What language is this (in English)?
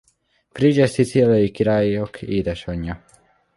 Hungarian